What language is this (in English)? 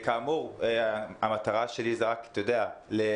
Hebrew